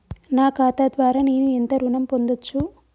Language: Telugu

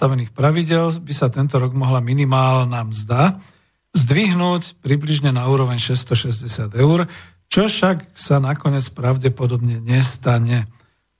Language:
Slovak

